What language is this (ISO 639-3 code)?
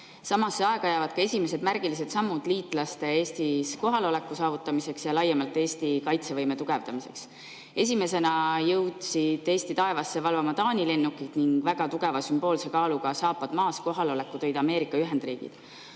est